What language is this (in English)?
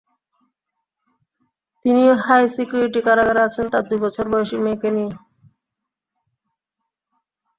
Bangla